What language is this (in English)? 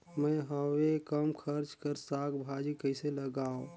Chhattisgarhi